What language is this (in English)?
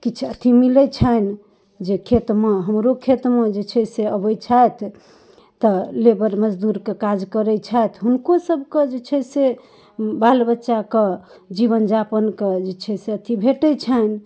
Maithili